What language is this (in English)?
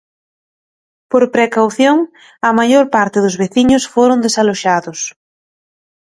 Galician